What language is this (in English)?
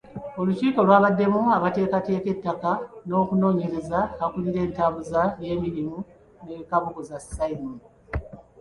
Ganda